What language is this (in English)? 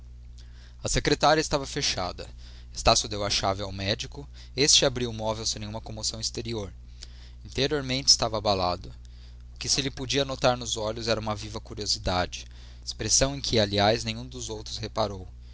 Portuguese